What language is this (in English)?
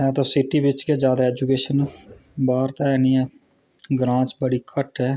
Dogri